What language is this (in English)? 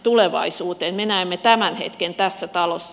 Finnish